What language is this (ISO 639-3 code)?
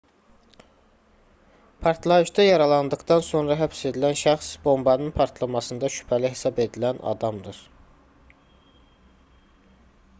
aze